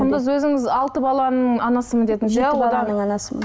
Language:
Kazakh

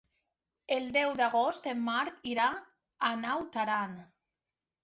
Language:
Catalan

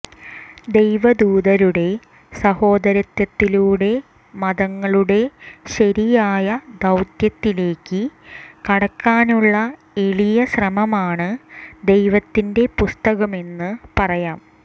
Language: Malayalam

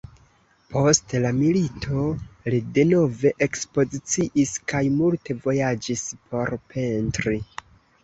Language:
Esperanto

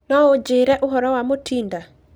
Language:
Kikuyu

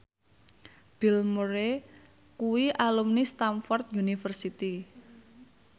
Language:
Javanese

